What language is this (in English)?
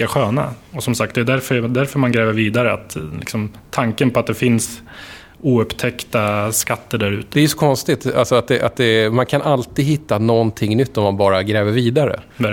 Swedish